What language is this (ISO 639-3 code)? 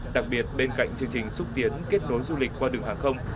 vie